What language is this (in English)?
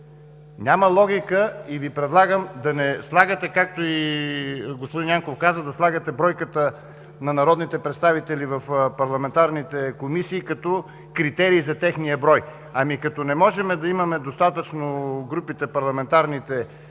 Bulgarian